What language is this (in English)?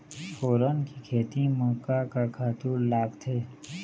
Chhattisgarhi